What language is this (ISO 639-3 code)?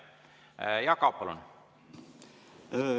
est